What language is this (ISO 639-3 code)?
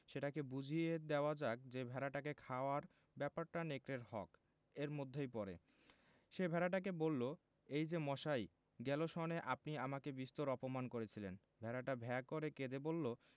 ben